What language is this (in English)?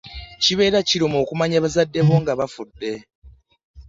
Ganda